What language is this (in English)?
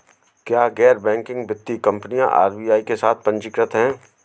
Hindi